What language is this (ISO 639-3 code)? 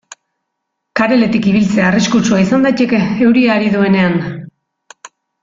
eus